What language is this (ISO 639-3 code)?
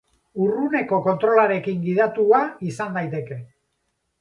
eus